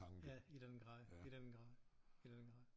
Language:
Danish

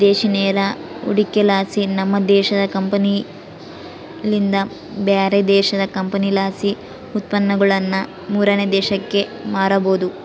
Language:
Kannada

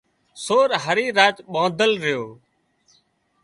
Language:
Wadiyara Koli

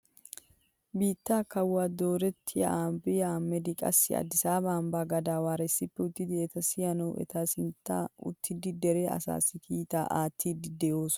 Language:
Wolaytta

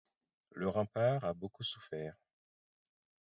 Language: French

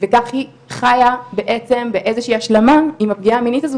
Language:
Hebrew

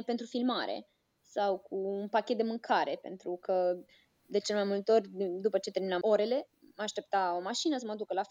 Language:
Romanian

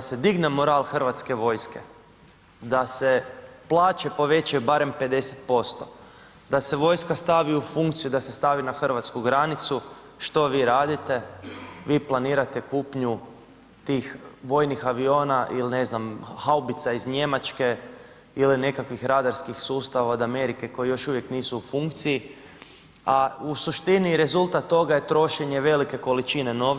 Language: Croatian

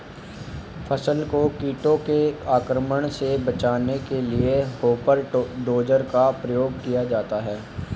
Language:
Hindi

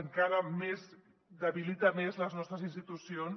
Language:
Catalan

